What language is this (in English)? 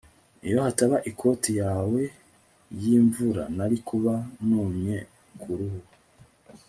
Kinyarwanda